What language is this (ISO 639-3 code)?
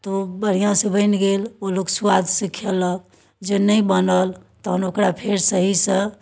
mai